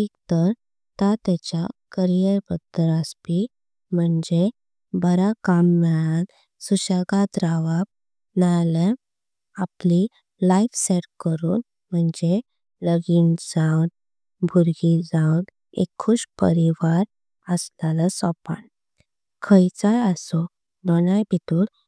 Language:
Konkani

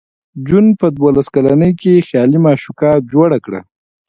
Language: Pashto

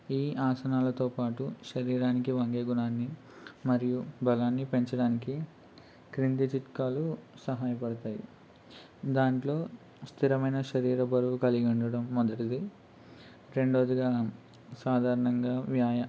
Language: Telugu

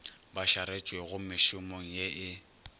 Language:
Northern Sotho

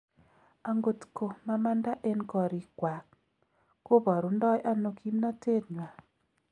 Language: Kalenjin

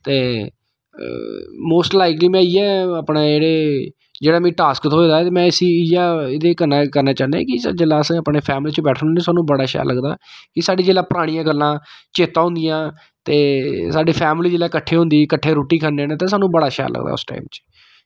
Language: Dogri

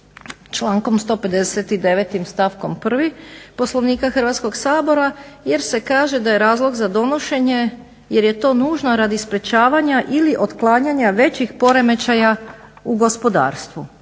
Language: Croatian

